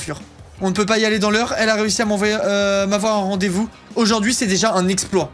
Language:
French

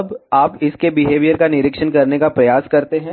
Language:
Hindi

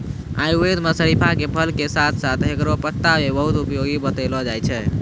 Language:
Maithili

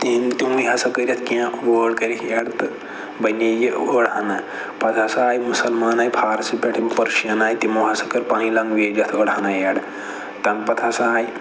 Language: Kashmiri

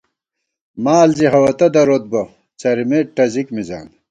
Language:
Gawar-Bati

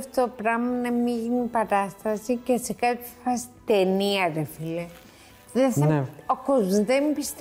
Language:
Greek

